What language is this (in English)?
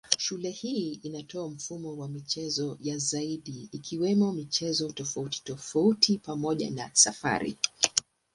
Swahili